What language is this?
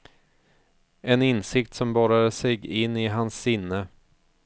Swedish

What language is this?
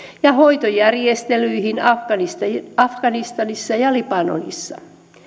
Finnish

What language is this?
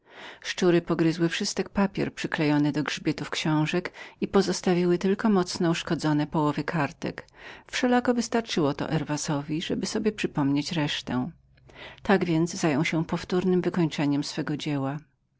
Polish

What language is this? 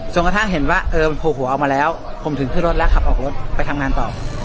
Thai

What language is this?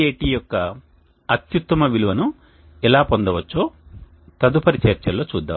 Telugu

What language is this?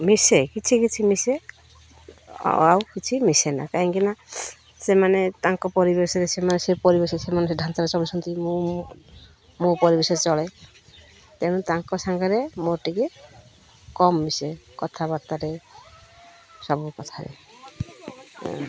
Odia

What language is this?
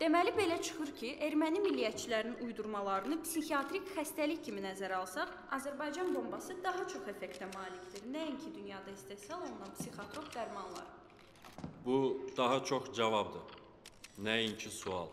Turkish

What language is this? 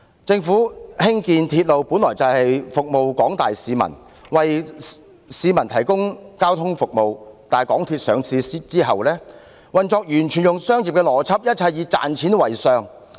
Cantonese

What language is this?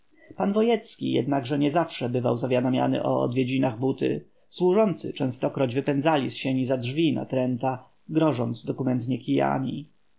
Polish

